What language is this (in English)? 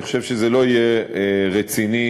Hebrew